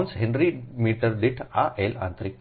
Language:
Gujarati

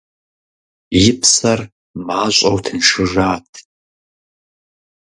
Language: Kabardian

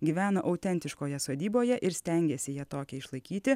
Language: Lithuanian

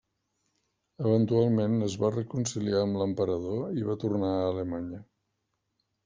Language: Catalan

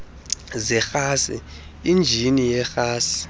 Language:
Xhosa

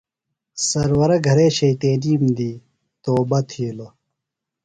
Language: Phalura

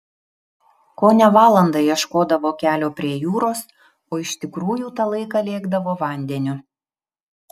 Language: Lithuanian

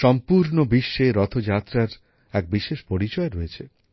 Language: Bangla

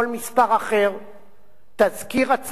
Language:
Hebrew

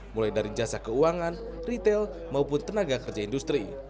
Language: Indonesian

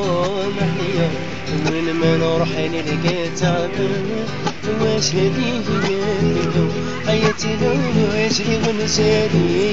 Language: Arabic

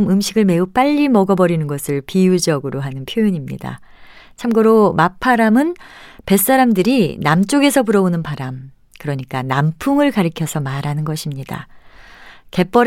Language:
Korean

